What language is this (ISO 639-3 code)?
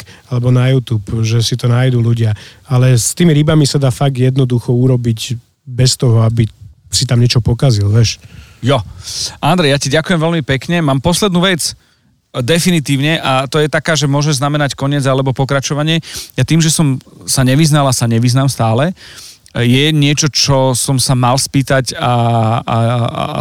slk